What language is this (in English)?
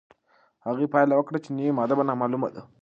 Pashto